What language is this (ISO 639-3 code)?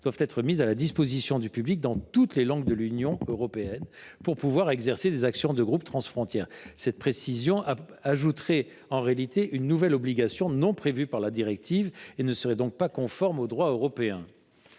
fra